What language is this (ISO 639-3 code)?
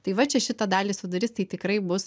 lit